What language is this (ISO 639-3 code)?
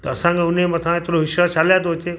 snd